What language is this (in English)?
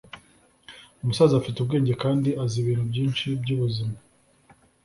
Kinyarwanda